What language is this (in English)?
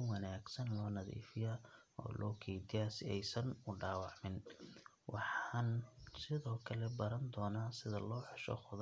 Somali